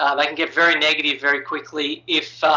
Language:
English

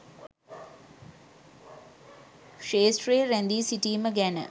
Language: Sinhala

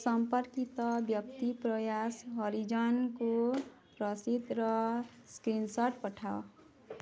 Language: Odia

